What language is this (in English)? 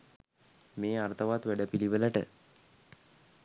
Sinhala